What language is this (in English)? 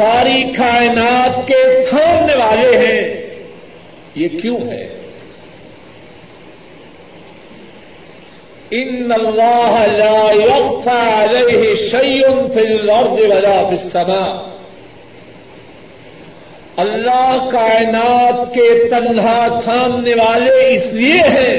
Urdu